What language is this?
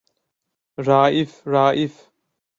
Turkish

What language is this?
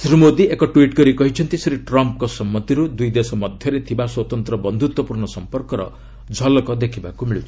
Odia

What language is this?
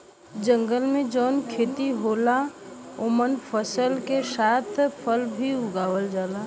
Bhojpuri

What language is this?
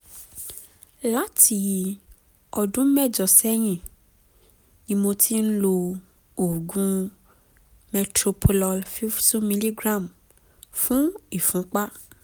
Yoruba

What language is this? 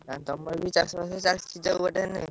Odia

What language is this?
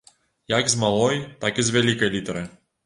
Belarusian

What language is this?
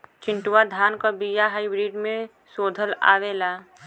Bhojpuri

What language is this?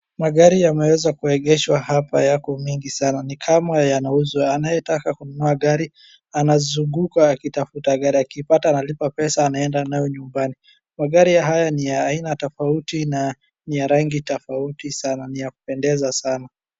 Swahili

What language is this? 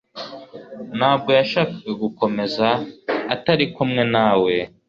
Kinyarwanda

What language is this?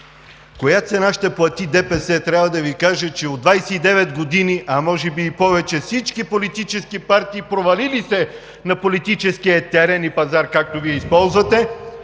Bulgarian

